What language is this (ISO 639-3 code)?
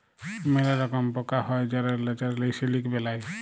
ben